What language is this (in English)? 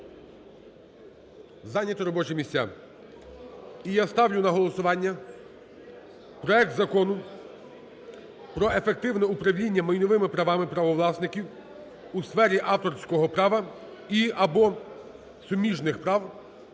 Ukrainian